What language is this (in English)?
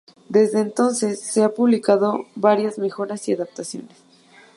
Spanish